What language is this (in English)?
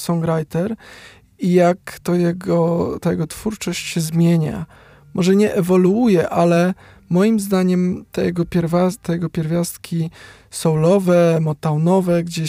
Polish